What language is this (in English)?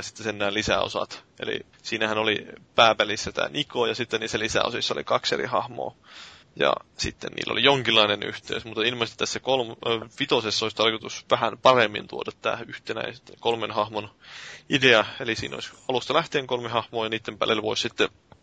Finnish